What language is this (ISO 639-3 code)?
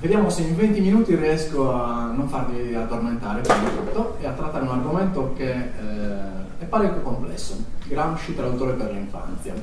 ita